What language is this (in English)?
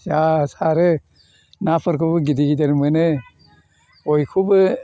Bodo